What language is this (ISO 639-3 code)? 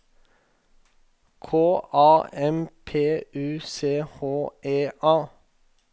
nor